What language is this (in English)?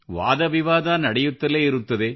Kannada